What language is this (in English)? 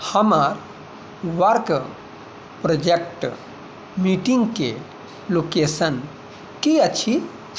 Maithili